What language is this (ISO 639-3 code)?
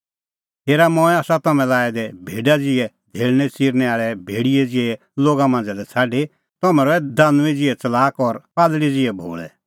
kfx